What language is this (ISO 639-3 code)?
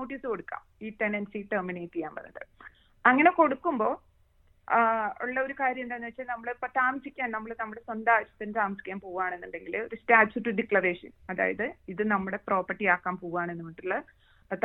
mal